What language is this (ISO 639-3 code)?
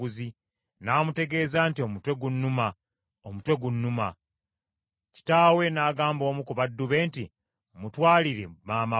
lug